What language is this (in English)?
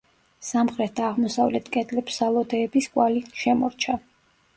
Georgian